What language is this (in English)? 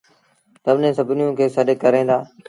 Sindhi Bhil